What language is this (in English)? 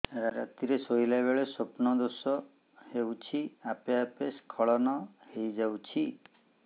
Odia